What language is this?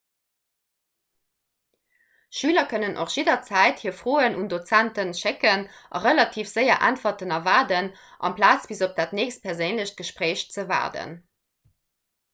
Luxembourgish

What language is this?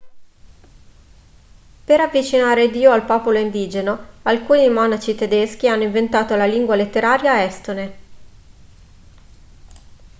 Italian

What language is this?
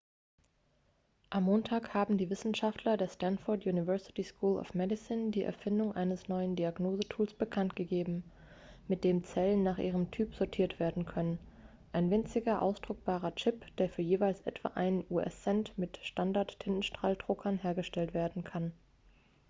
German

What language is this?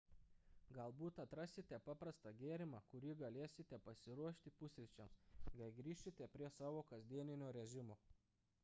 Lithuanian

